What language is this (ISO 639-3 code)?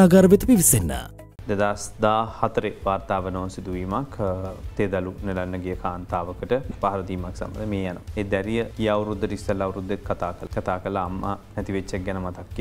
ara